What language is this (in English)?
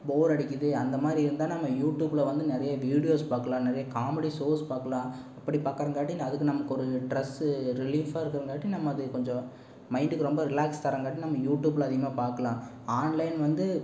Tamil